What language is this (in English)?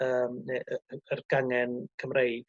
Welsh